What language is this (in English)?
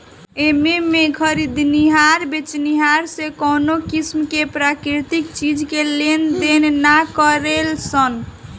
Bhojpuri